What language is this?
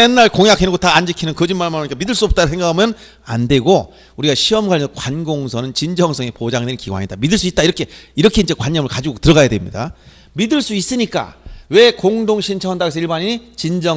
Korean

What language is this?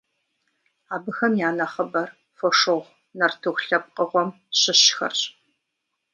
Kabardian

